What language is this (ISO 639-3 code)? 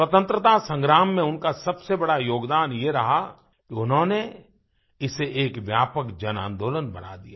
hin